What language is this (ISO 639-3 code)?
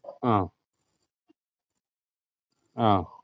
mal